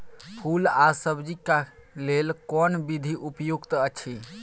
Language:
Maithili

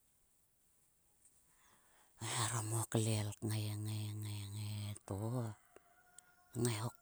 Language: Sulka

